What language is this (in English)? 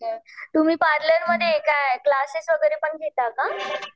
Marathi